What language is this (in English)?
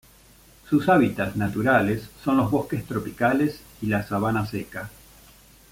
Spanish